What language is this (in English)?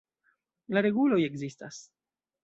Esperanto